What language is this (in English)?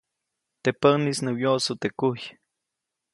Copainalá Zoque